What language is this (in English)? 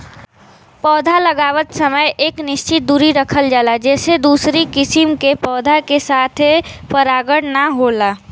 Bhojpuri